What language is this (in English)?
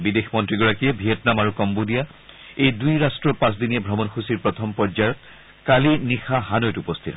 Assamese